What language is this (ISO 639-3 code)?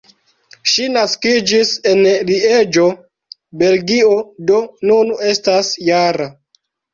epo